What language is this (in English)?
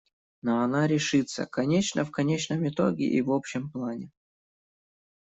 Russian